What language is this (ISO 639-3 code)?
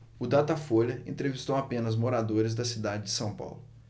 por